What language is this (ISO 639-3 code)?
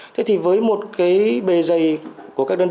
vie